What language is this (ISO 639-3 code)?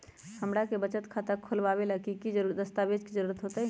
mag